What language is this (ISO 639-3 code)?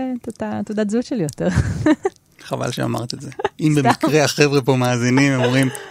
heb